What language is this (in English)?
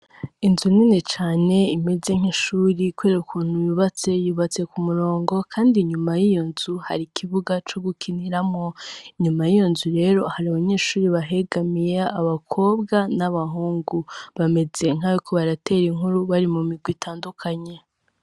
Rundi